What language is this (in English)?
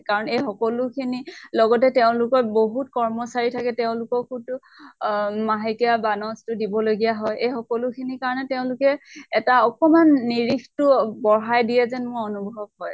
Assamese